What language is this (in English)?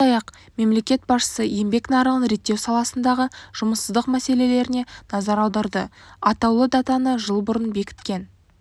Kazakh